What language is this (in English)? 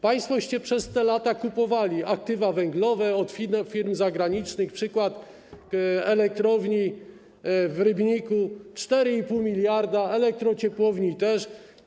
Polish